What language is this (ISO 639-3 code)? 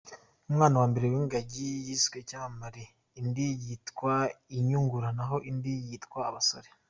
kin